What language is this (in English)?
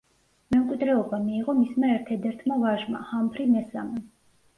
Georgian